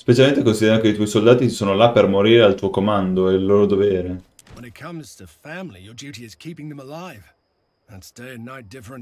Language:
Italian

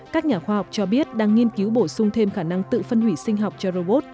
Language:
Vietnamese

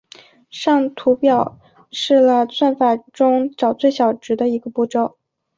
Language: Chinese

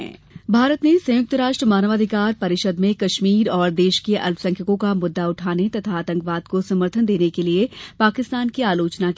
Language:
Hindi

